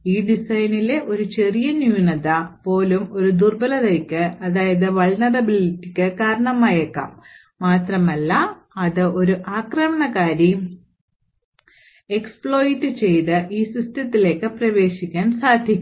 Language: Malayalam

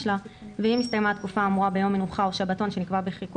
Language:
Hebrew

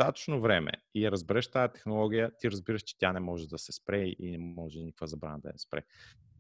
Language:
Bulgarian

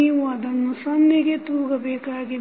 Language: Kannada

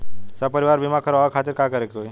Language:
Bhojpuri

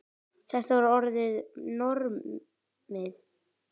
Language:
Icelandic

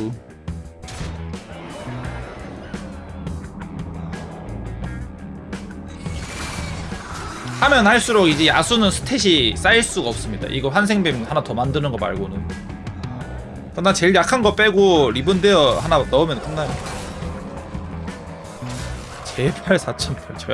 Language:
Korean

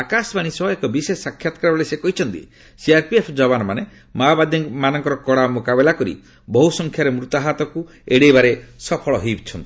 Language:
Odia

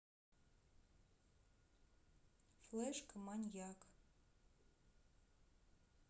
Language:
Russian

